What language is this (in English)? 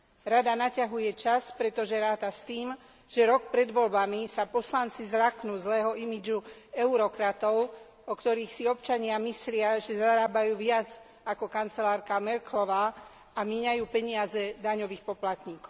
Slovak